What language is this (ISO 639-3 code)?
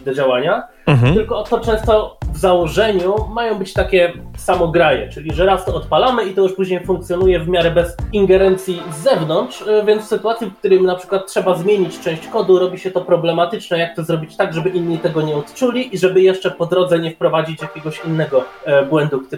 pol